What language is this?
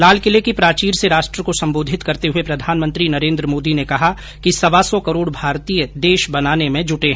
Hindi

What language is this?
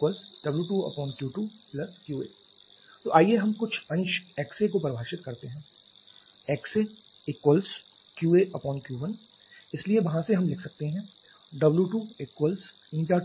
Hindi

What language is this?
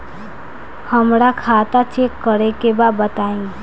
Bhojpuri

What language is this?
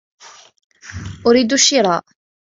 Arabic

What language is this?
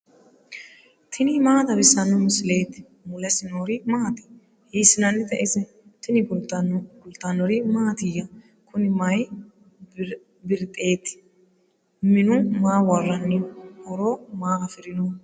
Sidamo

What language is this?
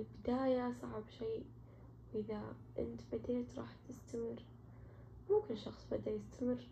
Arabic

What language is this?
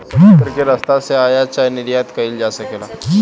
Bhojpuri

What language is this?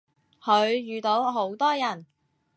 Cantonese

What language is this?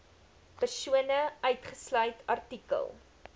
Afrikaans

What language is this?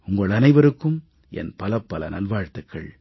Tamil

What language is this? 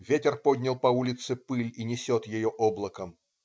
Russian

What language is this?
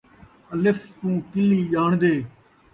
Saraiki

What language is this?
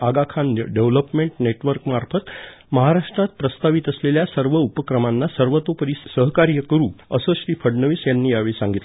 Marathi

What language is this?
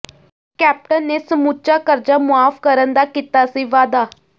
Punjabi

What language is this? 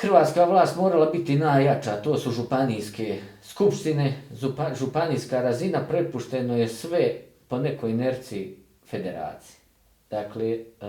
Croatian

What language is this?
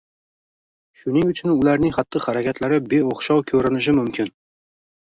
Uzbek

